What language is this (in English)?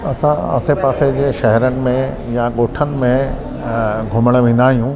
Sindhi